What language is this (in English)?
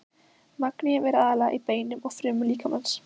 Icelandic